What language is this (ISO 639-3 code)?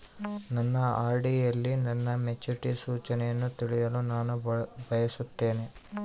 kan